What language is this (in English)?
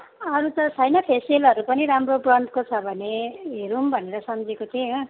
Nepali